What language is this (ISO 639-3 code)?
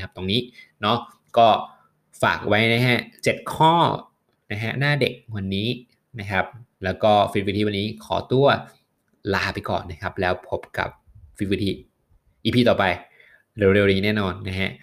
tha